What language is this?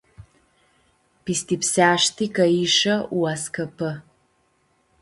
Aromanian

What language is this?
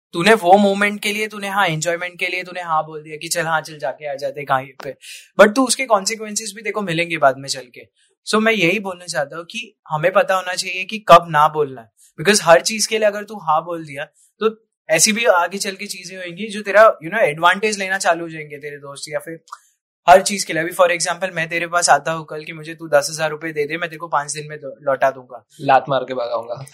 Hindi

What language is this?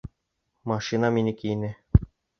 Bashkir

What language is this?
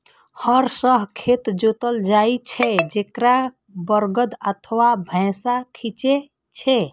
Maithili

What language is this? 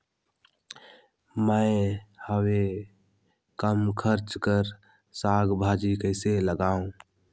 Chhattisgarhi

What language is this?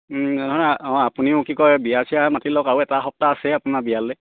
Assamese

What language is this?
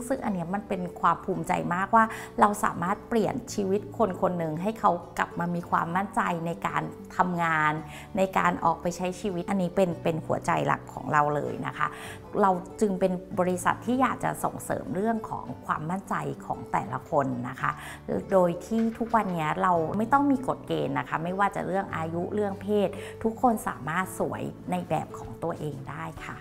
Thai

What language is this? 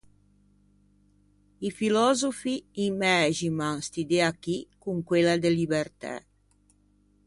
Ligurian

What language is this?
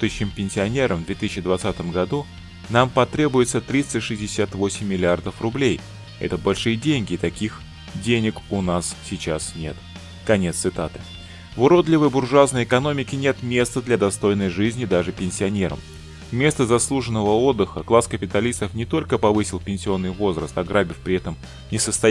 Russian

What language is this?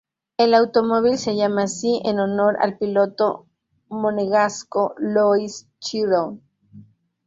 Spanish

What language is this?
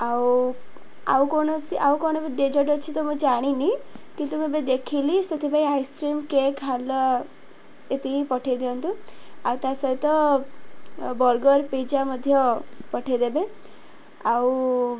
Odia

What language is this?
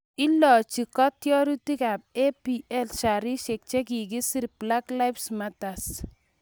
Kalenjin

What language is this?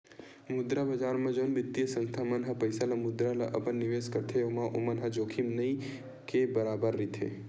Chhattisgarhi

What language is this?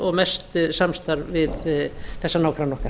Icelandic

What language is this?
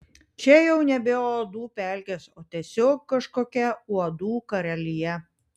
Lithuanian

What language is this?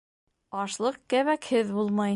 Bashkir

